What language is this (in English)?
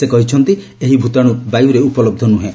Odia